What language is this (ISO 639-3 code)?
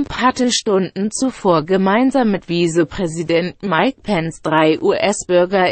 deu